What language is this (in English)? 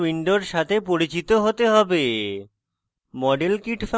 Bangla